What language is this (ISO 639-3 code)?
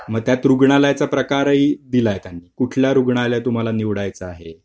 mar